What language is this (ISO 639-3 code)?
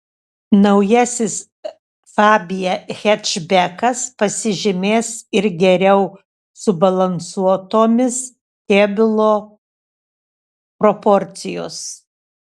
lit